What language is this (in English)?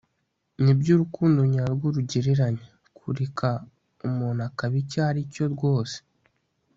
Kinyarwanda